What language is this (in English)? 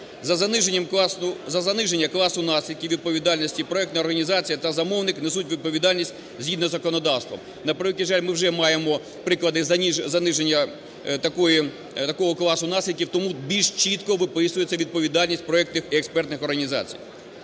Ukrainian